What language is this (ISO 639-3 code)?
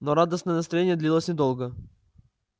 rus